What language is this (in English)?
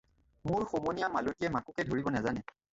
Assamese